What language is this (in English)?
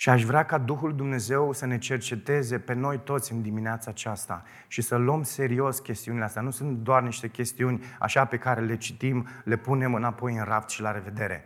Romanian